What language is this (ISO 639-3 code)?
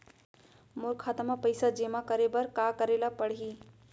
hne